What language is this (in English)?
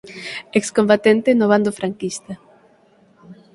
Galician